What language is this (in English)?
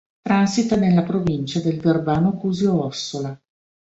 Italian